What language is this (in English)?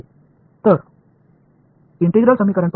Tamil